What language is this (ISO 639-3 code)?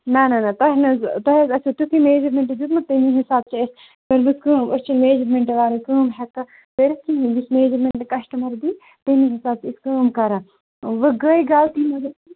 kas